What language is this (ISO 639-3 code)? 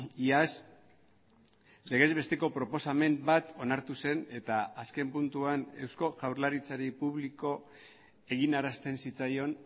eus